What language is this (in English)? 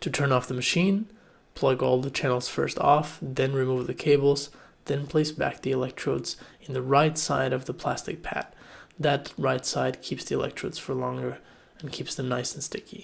English